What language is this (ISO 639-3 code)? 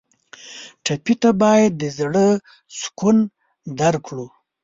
pus